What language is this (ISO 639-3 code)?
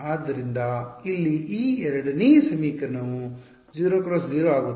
kan